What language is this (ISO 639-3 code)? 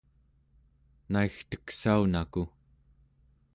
esu